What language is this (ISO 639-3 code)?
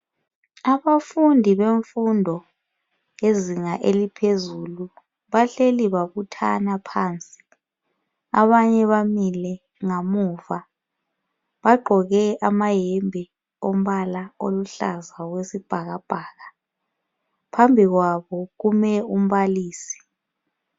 nde